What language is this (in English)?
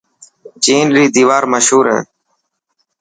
Dhatki